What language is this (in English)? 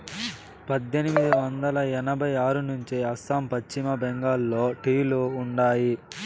Telugu